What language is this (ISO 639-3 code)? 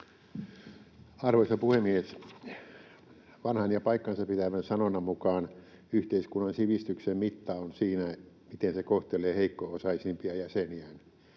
fin